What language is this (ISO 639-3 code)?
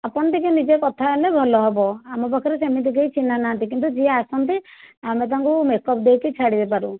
ori